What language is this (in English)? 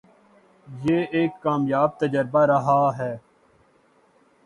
Urdu